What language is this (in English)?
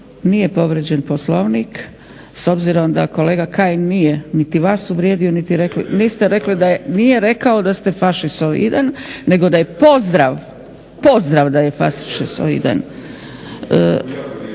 Croatian